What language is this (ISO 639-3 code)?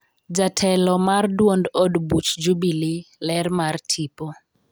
luo